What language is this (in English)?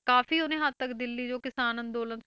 Punjabi